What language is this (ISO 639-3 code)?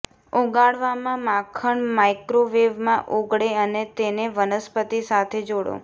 guj